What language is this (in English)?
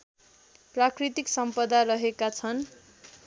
Nepali